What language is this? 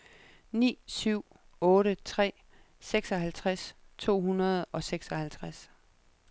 Danish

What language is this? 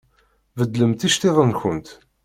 Kabyle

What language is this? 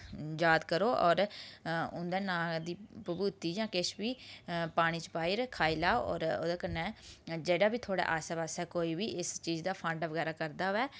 Dogri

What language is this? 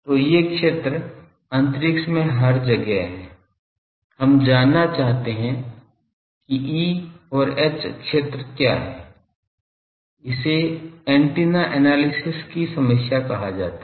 Hindi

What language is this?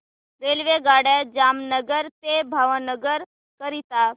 Marathi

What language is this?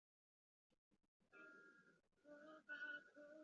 Chinese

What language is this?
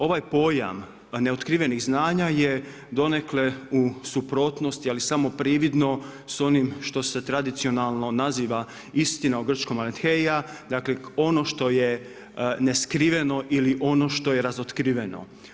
Croatian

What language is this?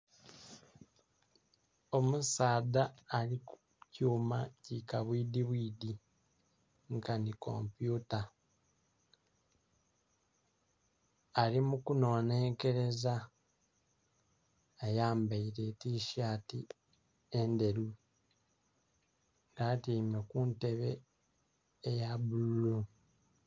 Soga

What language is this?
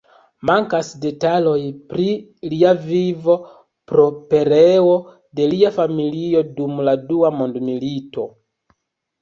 Esperanto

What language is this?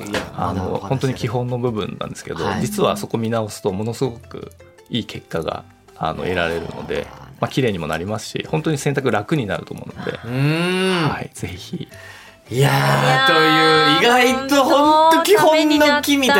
Japanese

